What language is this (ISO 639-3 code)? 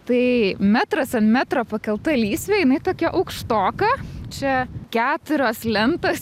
lit